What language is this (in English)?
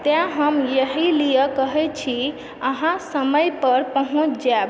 Maithili